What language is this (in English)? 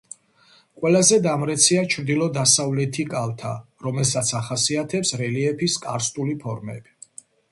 Georgian